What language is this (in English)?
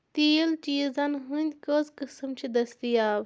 Kashmiri